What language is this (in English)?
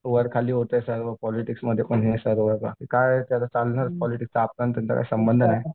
Marathi